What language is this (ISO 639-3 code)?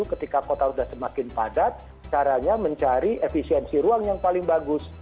ind